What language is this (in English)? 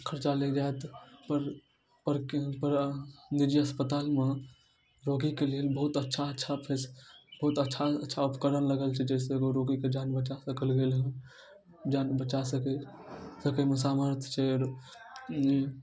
Maithili